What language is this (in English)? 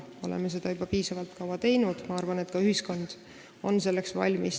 Estonian